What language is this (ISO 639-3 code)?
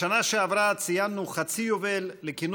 heb